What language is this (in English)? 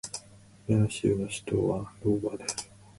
Japanese